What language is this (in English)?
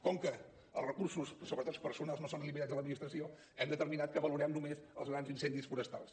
Catalan